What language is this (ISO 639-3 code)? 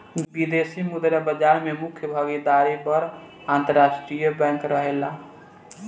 bho